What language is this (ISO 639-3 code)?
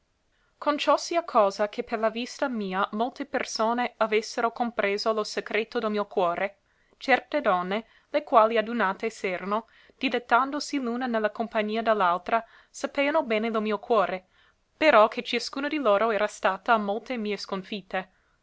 ita